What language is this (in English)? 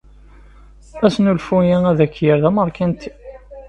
Kabyle